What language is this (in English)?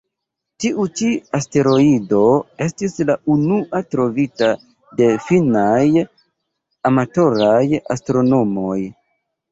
Esperanto